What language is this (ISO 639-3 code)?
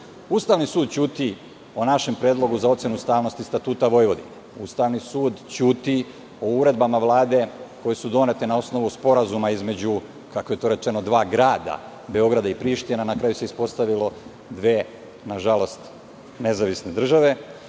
srp